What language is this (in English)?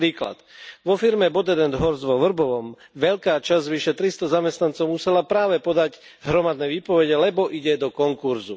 Slovak